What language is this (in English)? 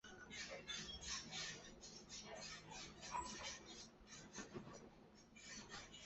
Chinese